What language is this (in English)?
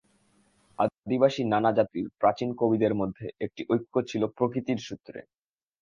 Bangla